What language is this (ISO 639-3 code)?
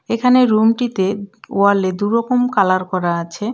ben